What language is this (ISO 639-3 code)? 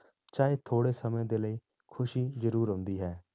pan